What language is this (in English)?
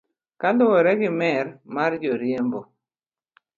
Luo (Kenya and Tanzania)